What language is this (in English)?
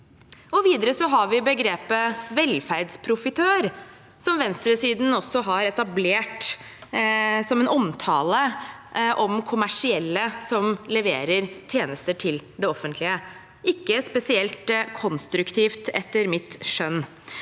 Norwegian